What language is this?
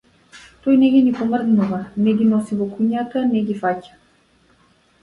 Macedonian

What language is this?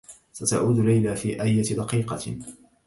Arabic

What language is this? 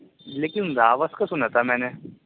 Urdu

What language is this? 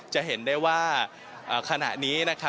Thai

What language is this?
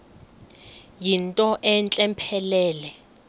Xhosa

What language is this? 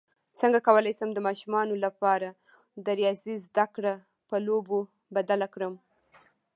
Pashto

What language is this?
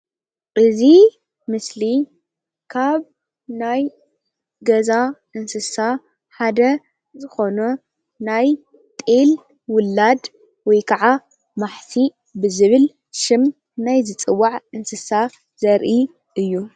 Tigrinya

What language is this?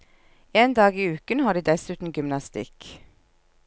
Norwegian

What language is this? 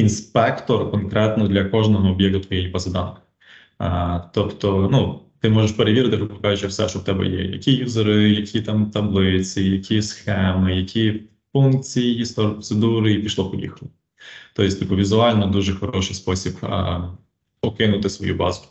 Ukrainian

